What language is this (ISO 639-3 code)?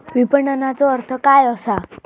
mar